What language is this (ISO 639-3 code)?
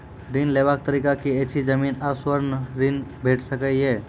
mai